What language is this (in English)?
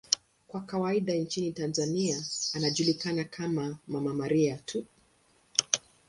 Swahili